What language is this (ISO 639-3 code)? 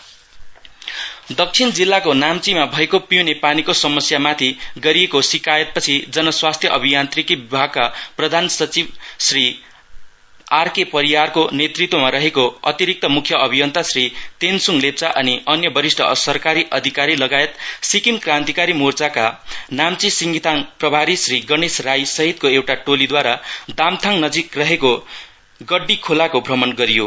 nep